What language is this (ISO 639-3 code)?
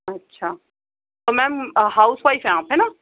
urd